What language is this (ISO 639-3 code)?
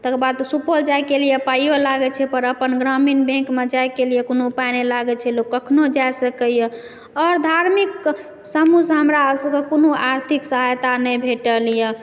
mai